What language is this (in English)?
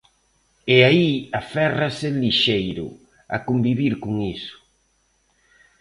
Galician